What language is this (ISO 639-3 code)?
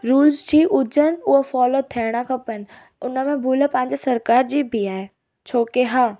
snd